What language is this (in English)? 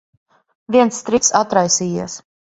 Latvian